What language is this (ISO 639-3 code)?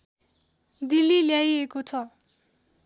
nep